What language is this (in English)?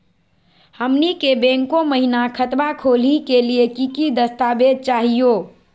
Magahi